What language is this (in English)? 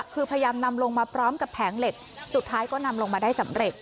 Thai